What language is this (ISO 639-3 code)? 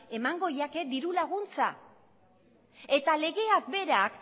eus